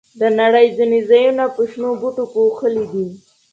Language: Pashto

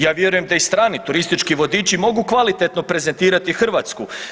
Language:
Croatian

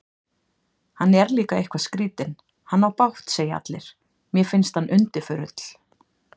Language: Icelandic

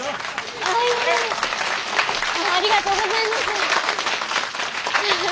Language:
Japanese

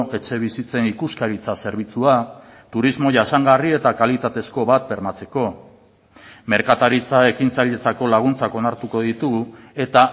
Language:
Basque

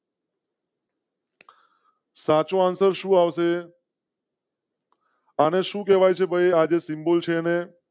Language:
Gujarati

